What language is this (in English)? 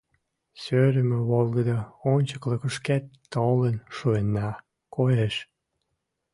Mari